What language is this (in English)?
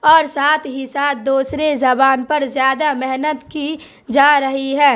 Urdu